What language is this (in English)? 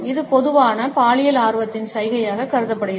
Tamil